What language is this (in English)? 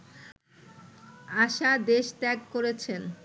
Bangla